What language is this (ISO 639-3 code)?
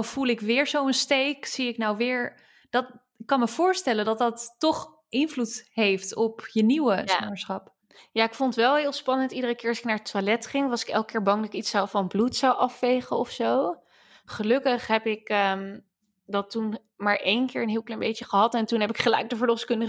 nld